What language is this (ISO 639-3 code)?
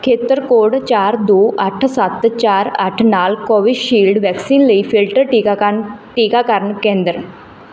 pan